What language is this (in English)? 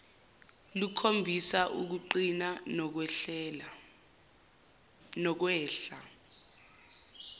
Zulu